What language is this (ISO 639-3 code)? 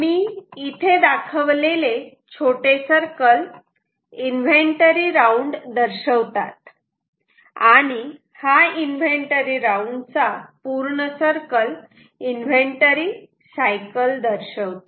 mar